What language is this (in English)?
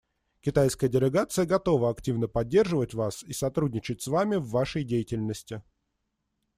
Russian